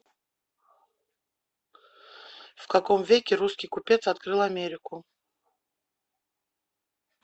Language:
Russian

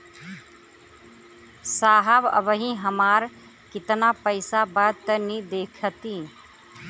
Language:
Bhojpuri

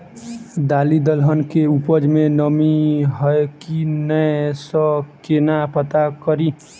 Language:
Maithili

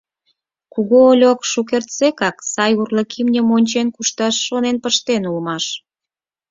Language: Mari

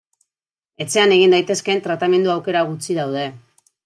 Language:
Basque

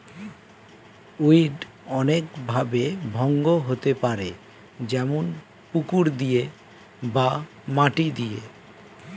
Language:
Bangla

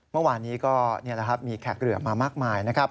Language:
Thai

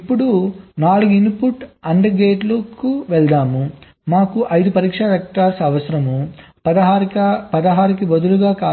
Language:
Telugu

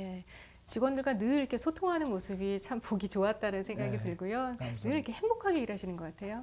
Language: Korean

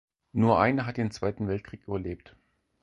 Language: German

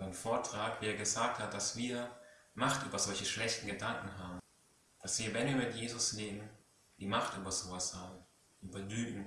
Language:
German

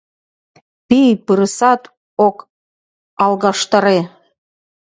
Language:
Mari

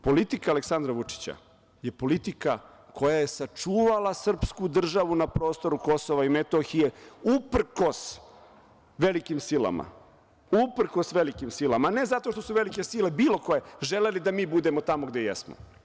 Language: Serbian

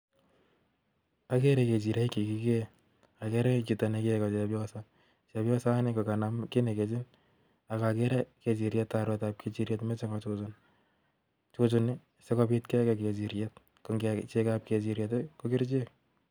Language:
Kalenjin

